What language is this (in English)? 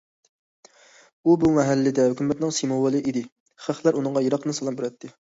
Uyghur